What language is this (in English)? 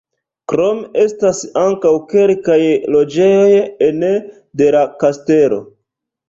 Esperanto